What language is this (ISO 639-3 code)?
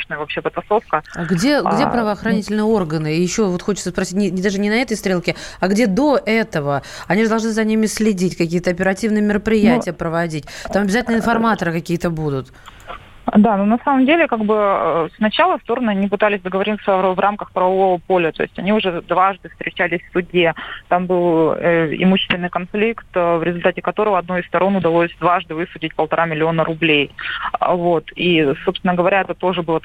rus